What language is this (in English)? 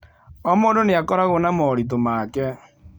Kikuyu